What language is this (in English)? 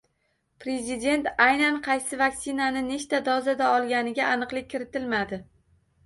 Uzbek